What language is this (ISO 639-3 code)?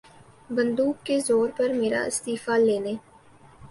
urd